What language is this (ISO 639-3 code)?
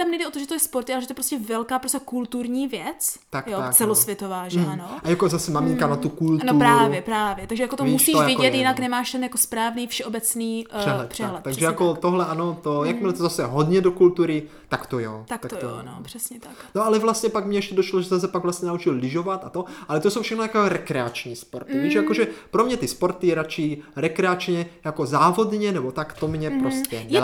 ces